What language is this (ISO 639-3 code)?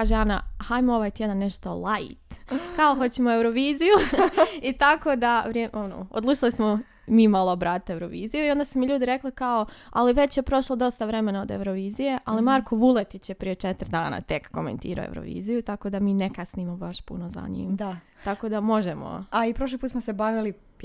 hrv